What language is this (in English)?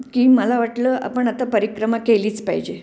Marathi